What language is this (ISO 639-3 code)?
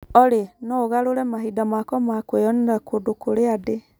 kik